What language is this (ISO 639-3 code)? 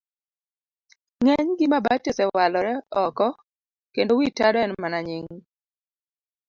luo